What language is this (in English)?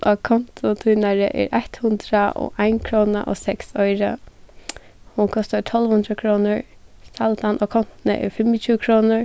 Faroese